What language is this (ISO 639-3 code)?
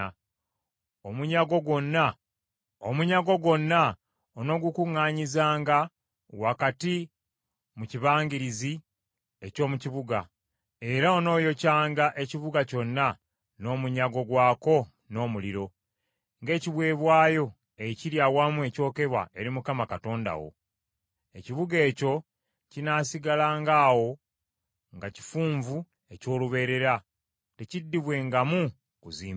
lug